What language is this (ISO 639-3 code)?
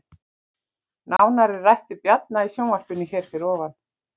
isl